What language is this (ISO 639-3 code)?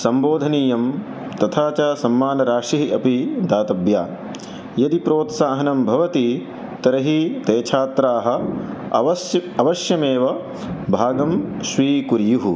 san